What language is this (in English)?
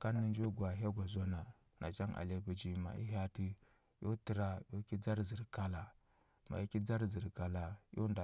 Huba